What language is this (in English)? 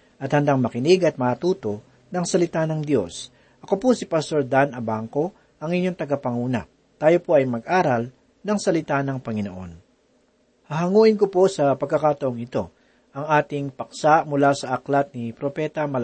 Filipino